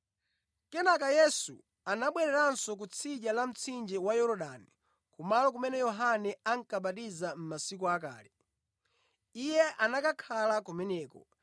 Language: Nyanja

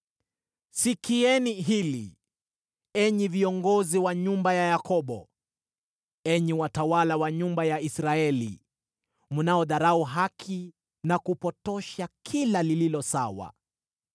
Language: Swahili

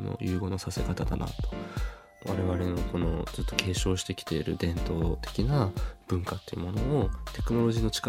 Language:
Japanese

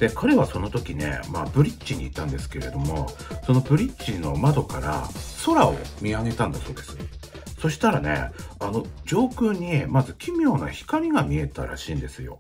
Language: Japanese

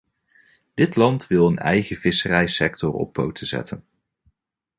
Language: Dutch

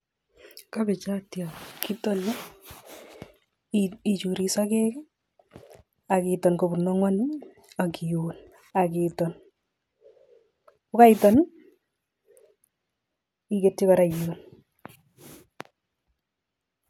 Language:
Kalenjin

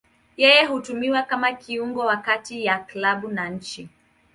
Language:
Swahili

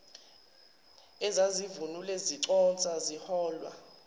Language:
Zulu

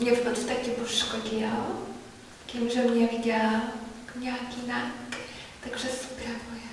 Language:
Czech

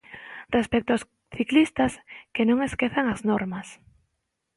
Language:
Galician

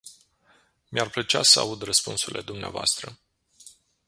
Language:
Romanian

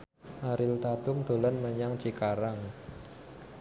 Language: Javanese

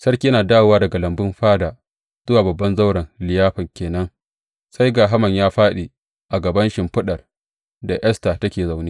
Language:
Hausa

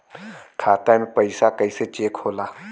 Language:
Bhojpuri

